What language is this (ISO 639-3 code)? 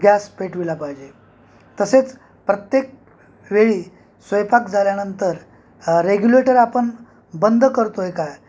mar